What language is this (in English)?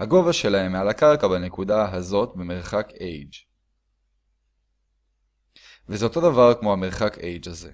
Hebrew